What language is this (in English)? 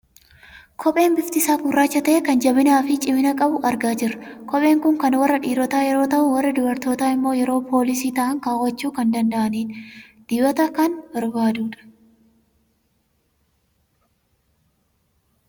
Oromo